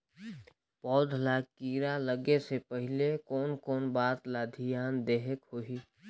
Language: Chhattisgarhi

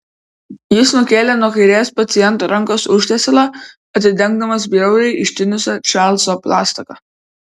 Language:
Lithuanian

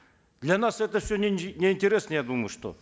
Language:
Kazakh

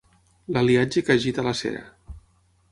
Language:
Catalan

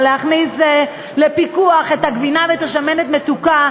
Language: Hebrew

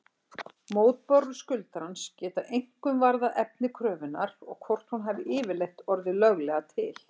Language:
Icelandic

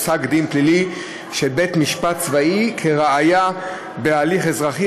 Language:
Hebrew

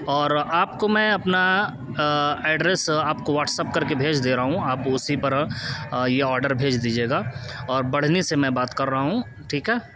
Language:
Urdu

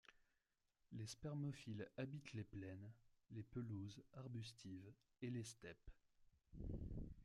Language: French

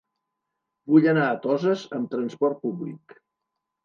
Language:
Catalan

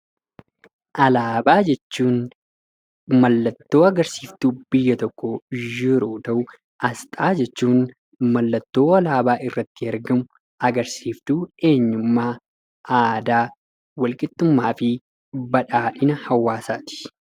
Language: Oromo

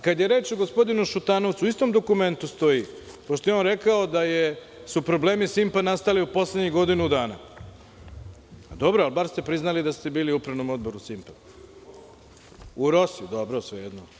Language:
Serbian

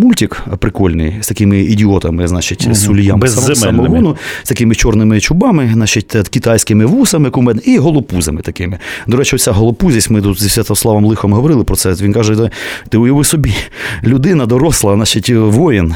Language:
Ukrainian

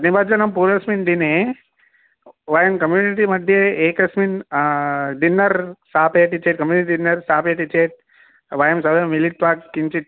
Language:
Sanskrit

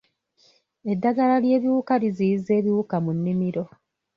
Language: Ganda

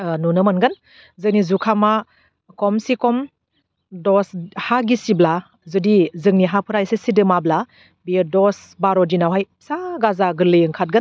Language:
Bodo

